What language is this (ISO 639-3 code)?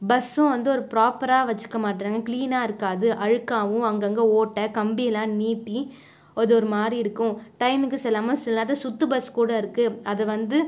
tam